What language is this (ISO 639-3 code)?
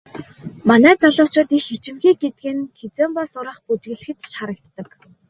mon